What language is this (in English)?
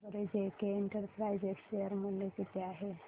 Marathi